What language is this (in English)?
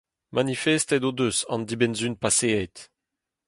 Breton